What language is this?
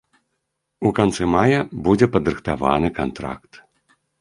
Belarusian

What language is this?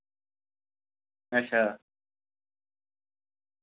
Dogri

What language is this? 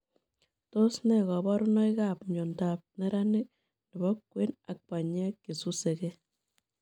Kalenjin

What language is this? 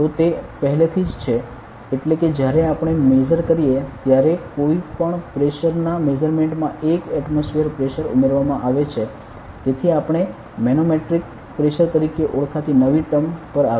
Gujarati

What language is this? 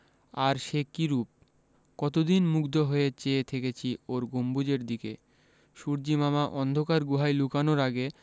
Bangla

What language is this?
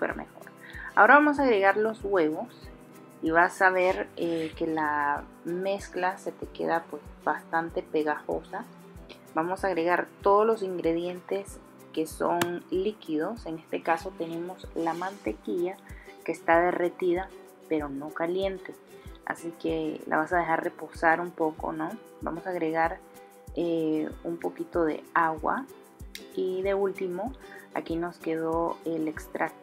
Spanish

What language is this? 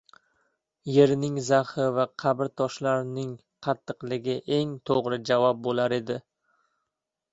Uzbek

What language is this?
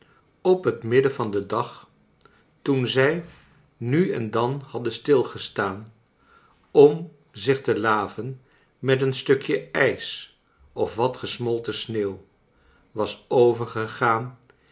Dutch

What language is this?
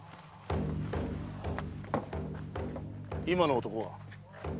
Japanese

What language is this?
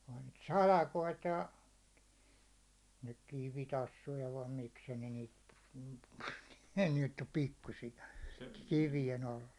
Finnish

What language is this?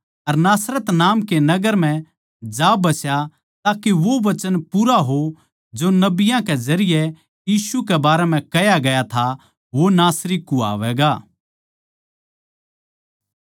Haryanvi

